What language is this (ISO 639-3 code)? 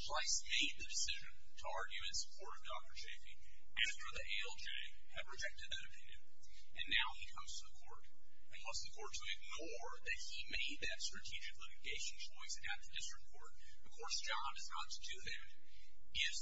eng